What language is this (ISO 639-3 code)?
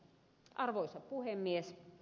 fin